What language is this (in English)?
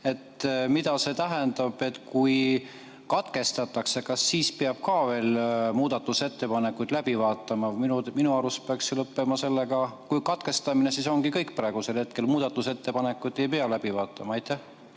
Estonian